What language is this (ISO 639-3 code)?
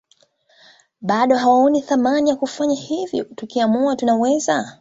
swa